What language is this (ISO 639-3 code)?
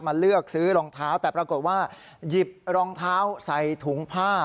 tha